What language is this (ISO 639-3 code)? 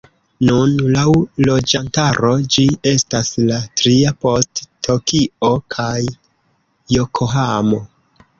epo